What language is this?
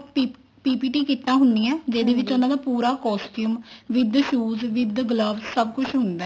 Punjabi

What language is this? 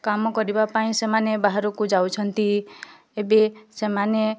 Odia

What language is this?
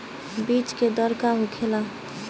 Bhojpuri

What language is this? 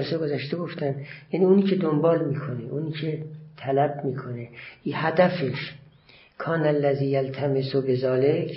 Persian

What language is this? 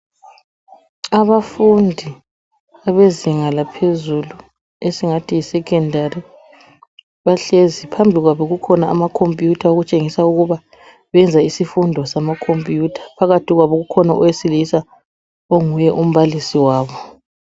North Ndebele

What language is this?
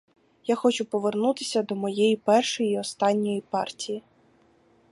Ukrainian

